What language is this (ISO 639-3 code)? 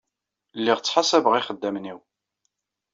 kab